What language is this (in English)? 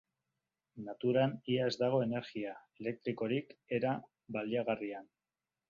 Basque